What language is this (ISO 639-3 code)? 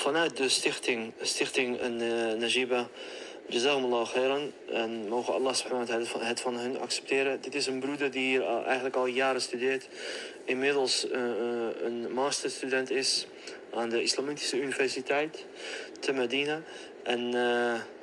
nld